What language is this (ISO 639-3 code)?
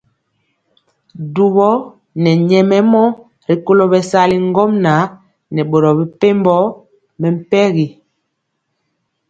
mcx